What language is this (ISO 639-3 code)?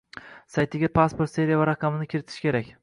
uzb